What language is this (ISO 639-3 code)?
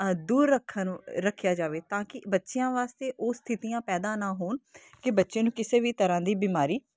pan